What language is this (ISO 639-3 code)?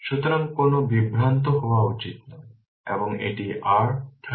ben